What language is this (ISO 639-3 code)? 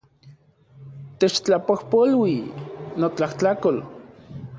ncx